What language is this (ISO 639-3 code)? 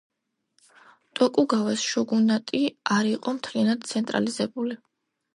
kat